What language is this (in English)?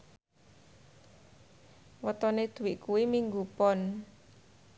Javanese